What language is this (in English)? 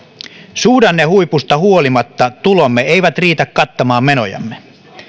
Finnish